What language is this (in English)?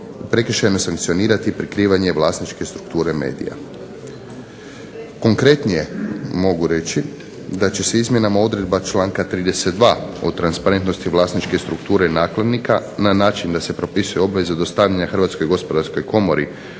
Croatian